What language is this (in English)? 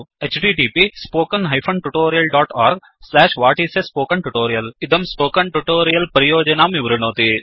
Sanskrit